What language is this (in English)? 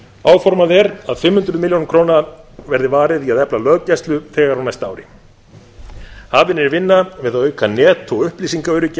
Icelandic